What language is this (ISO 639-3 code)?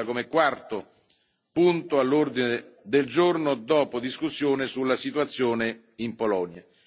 ita